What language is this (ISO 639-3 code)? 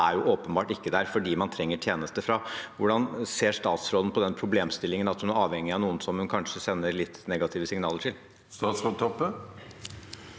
nor